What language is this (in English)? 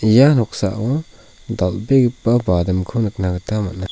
Garo